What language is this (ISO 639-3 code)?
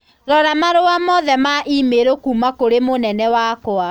kik